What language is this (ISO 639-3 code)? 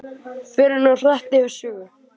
isl